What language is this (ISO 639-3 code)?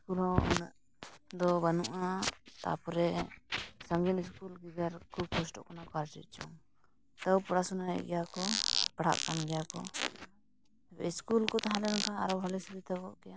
sat